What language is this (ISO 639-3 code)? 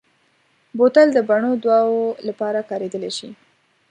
pus